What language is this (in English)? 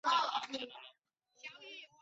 Chinese